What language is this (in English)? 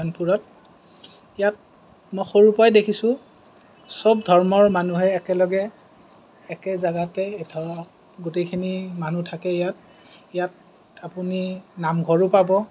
Assamese